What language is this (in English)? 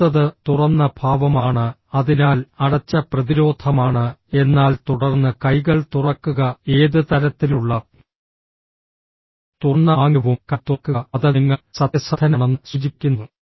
Malayalam